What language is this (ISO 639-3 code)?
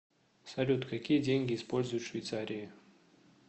rus